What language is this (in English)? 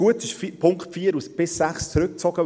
Swiss German